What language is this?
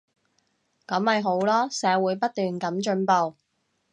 Cantonese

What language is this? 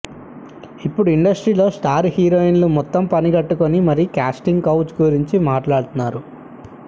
Telugu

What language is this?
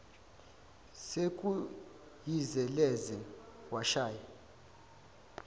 Zulu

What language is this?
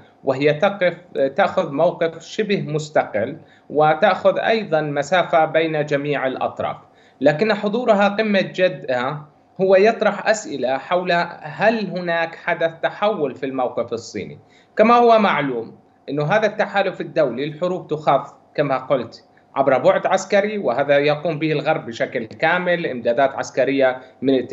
Arabic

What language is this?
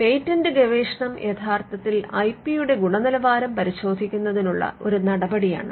Malayalam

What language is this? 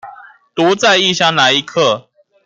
Chinese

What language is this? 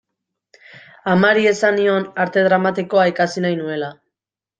Basque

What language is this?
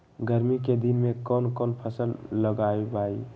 Magahi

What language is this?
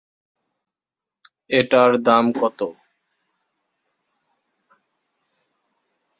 Bangla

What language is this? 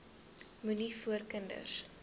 Afrikaans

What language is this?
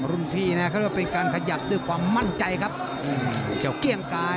Thai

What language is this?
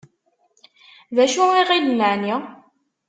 Kabyle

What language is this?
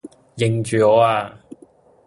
Cantonese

